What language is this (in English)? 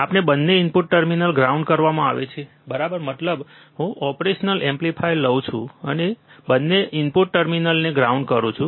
Gujarati